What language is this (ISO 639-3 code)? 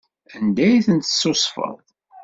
kab